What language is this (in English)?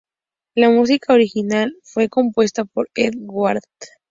Spanish